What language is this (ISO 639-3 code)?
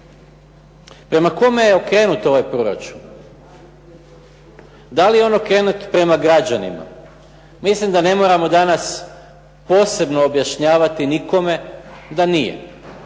hrv